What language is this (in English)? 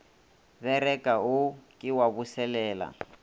Northern Sotho